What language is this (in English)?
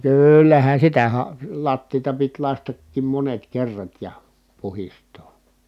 Finnish